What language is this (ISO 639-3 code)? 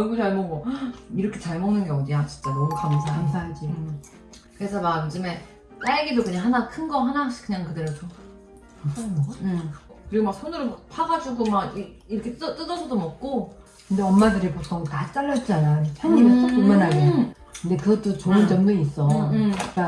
kor